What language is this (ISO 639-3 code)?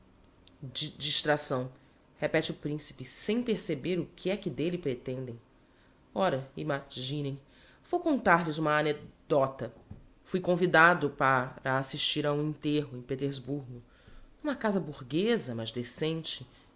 por